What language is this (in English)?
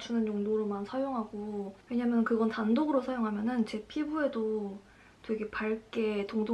Korean